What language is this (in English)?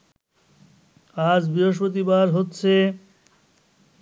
Bangla